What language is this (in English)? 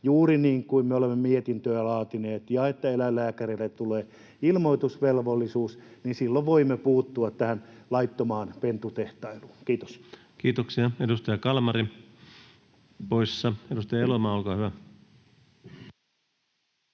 Finnish